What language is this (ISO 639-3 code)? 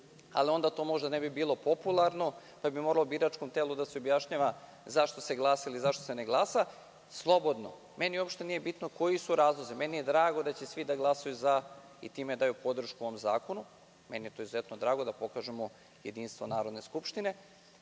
srp